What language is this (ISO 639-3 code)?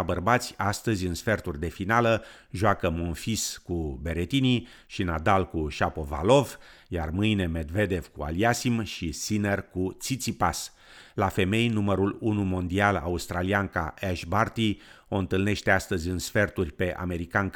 ron